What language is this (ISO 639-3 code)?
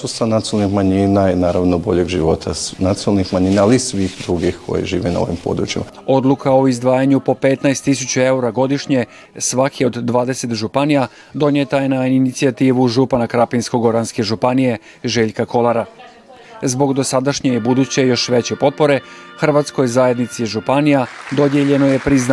hrv